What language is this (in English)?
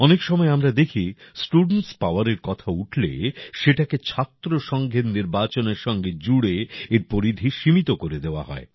Bangla